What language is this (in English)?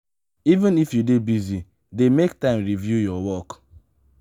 Nigerian Pidgin